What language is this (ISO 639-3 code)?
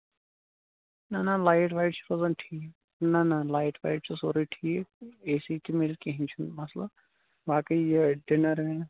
kas